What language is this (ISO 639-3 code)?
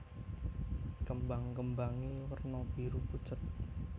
jav